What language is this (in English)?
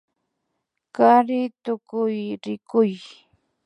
Imbabura Highland Quichua